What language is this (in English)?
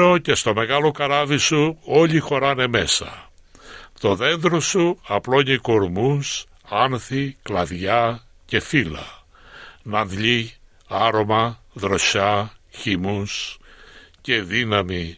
Greek